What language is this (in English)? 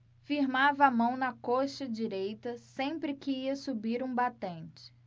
Portuguese